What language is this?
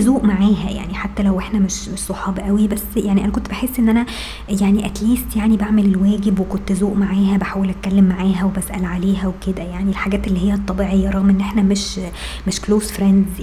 Arabic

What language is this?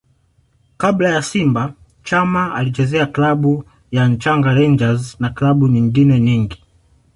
Swahili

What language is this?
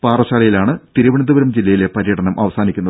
Malayalam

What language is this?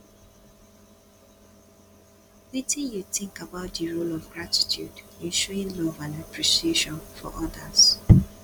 Nigerian Pidgin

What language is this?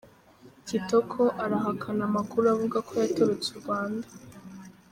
Kinyarwanda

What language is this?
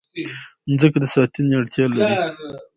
Pashto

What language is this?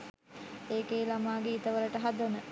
Sinhala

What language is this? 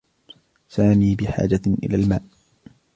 Arabic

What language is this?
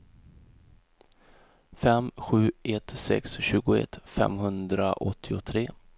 Swedish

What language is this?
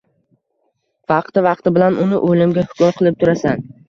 Uzbek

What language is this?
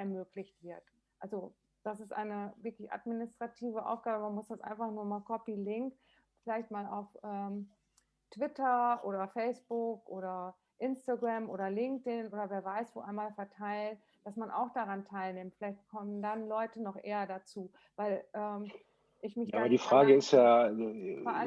German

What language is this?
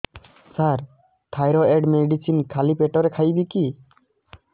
Odia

